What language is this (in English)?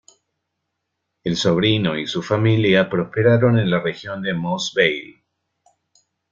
Spanish